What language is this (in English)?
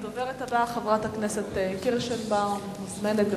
Hebrew